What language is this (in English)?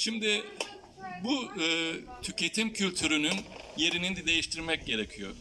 Turkish